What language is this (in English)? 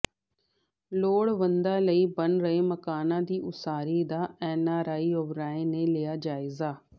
Punjabi